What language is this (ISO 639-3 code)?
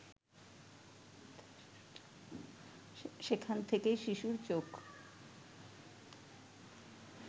ben